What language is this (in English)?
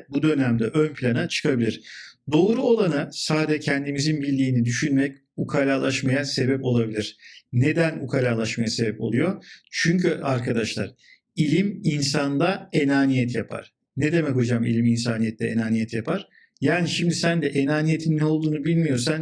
Turkish